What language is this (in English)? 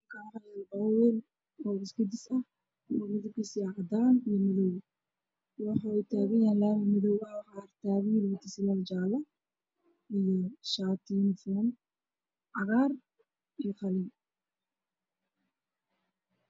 Somali